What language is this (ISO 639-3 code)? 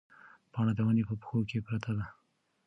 pus